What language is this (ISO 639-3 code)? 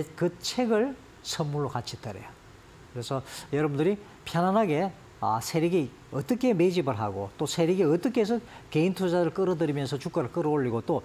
kor